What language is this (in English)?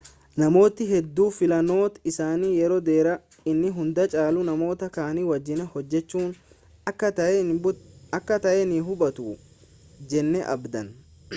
Oromo